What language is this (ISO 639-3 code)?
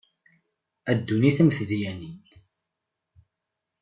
kab